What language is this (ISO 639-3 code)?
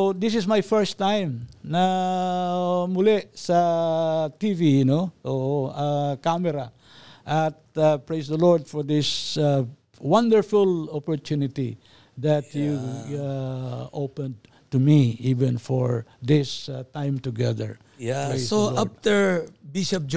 fil